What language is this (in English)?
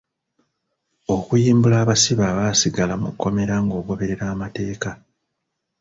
Ganda